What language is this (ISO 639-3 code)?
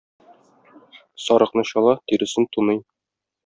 tat